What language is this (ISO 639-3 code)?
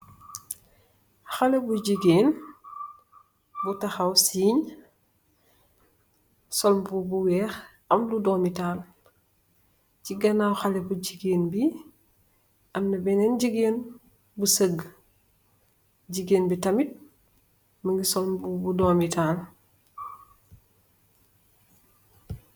wol